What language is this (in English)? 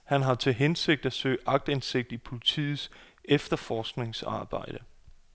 Danish